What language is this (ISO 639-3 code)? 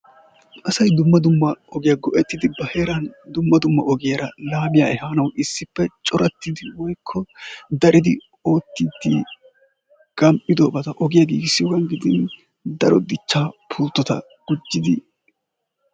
wal